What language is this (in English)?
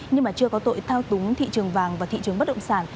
Vietnamese